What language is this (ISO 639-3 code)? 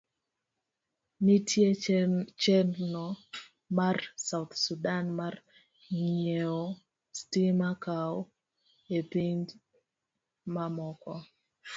luo